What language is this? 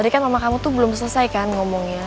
Indonesian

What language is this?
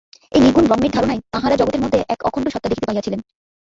Bangla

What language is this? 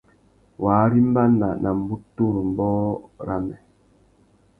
Tuki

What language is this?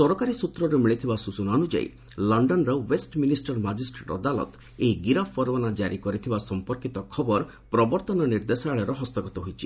Odia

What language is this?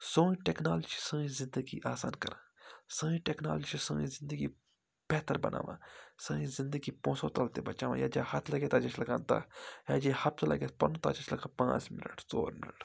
Kashmiri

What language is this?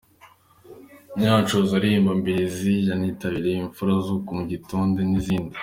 Kinyarwanda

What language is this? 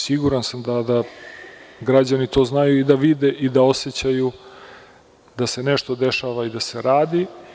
Serbian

